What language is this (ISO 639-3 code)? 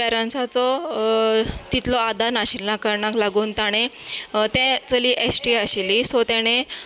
kok